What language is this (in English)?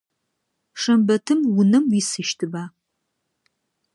Adyghe